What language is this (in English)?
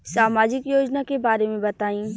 Bhojpuri